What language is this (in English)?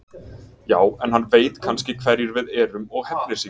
Icelandic